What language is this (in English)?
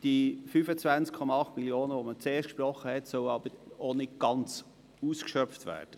Swiss German